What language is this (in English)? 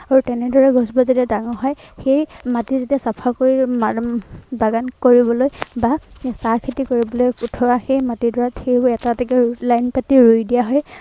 Assamese